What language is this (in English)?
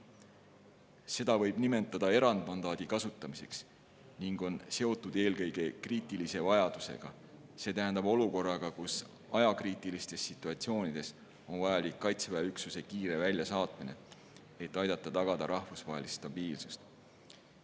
Estonian